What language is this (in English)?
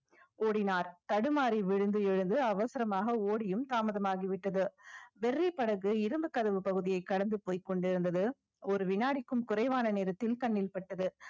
Tamil